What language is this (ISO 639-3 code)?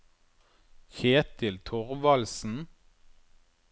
nor